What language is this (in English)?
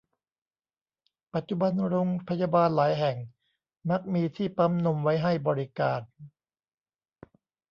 Thai